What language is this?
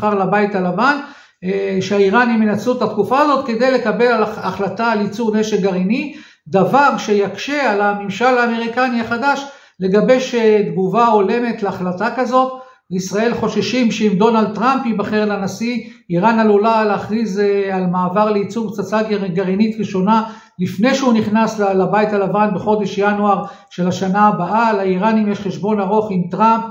Hebrew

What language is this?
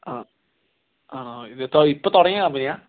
Malayalam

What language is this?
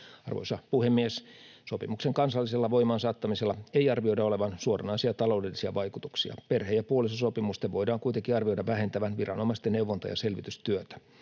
Finnish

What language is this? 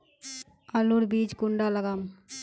Magahi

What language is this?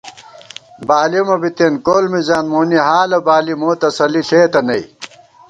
Gawar-Bati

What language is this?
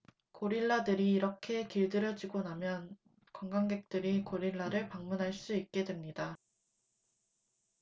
Korean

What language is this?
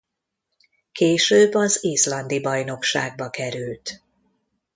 Hungarian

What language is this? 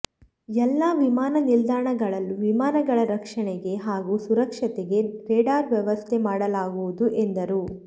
Kannada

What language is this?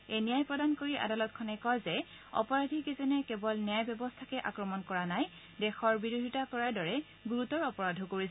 Assamese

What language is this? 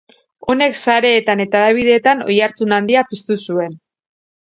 Basque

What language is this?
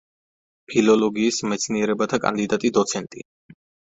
Georgian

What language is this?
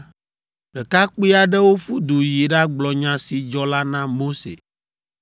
Ewe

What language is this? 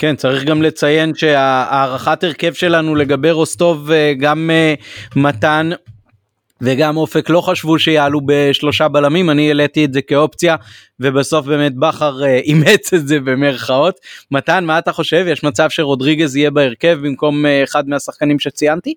Hebrew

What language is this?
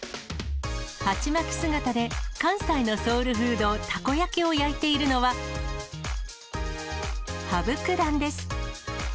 Japanese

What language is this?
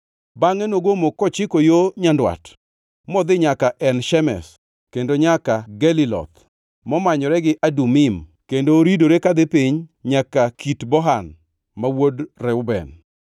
Luo (Kenya and Tanzania)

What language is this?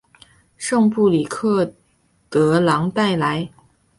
Chinese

